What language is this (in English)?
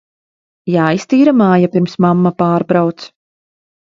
Latvian